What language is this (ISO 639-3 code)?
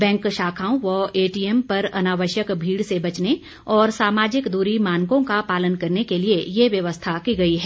hin